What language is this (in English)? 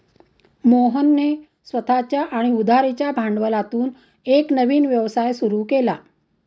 Marathi